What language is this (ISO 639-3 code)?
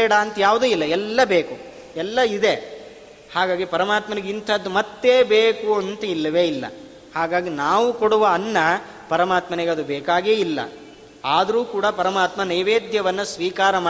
kan